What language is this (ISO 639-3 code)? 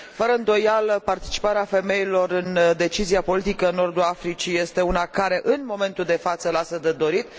ron